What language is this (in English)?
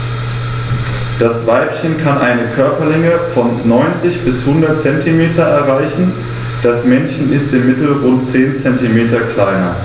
German